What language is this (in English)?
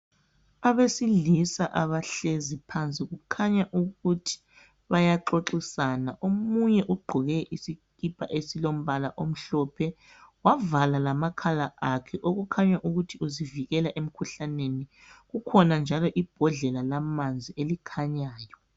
North Ndebele